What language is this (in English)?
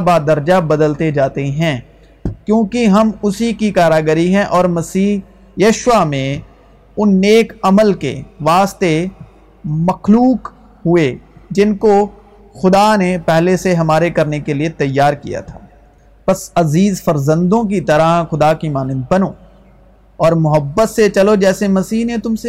Urdu